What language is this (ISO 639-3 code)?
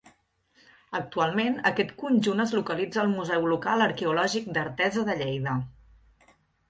cat